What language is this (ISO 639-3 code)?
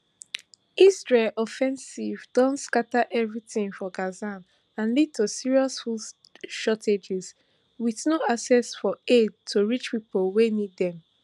pcm